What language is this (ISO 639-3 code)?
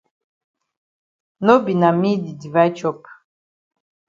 wes